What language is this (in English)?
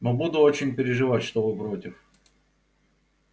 Russian